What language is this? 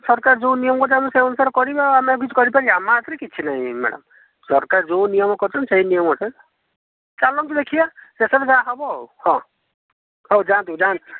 Odia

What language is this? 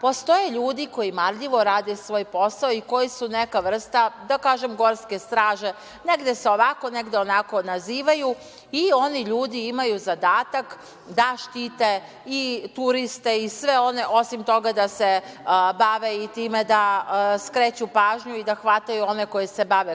Serbian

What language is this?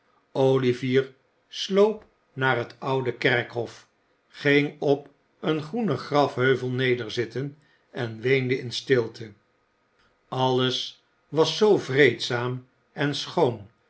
Dutch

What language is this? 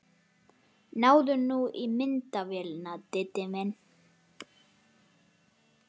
Icelandic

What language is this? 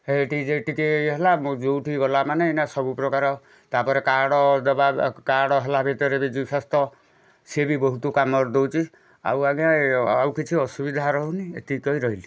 Odia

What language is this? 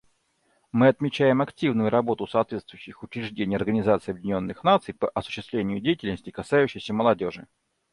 Russian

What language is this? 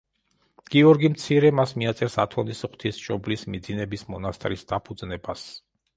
Georgian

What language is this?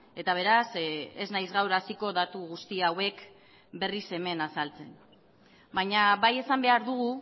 Basque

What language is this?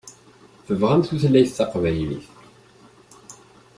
Kabyle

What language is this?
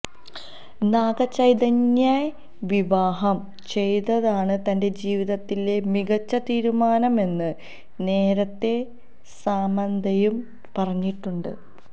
Malayalam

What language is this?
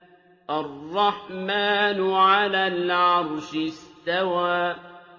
Arabic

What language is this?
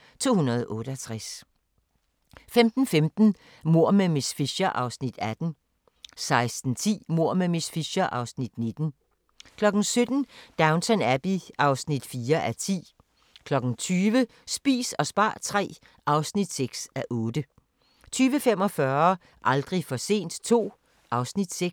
Danish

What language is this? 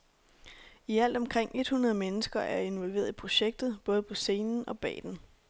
Danish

